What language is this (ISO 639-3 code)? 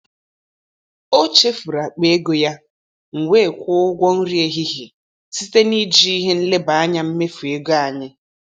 ibo